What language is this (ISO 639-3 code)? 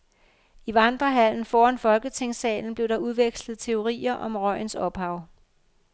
dan